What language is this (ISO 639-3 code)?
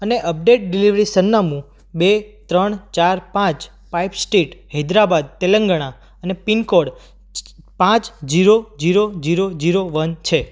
guj